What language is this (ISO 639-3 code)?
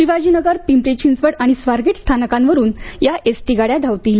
mar